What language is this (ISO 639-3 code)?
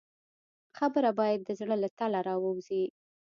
pus